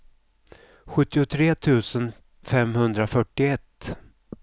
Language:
Swedish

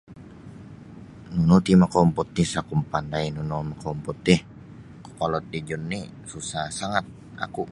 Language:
Sabah Bisaya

